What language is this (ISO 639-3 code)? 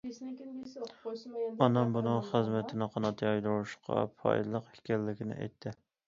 uig